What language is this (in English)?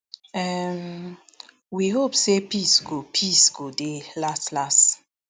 Nigerian Pidgin